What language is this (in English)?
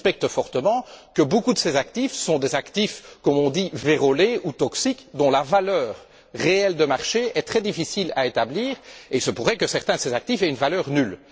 French